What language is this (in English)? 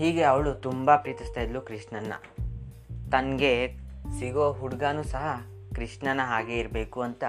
Kannada